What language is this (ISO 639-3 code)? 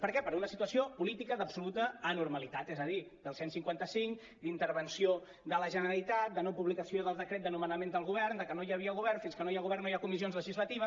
cat